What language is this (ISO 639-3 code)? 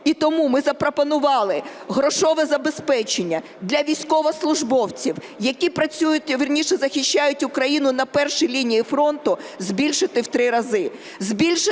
ukr